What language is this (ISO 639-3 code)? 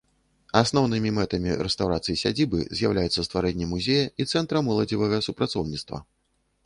bel